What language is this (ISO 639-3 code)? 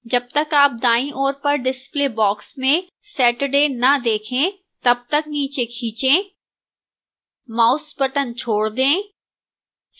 hin